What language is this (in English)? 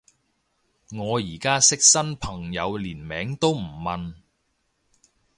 Cantonese